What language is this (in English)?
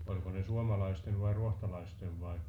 Finnish